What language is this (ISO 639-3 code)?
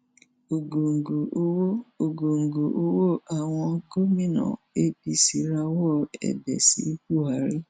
yor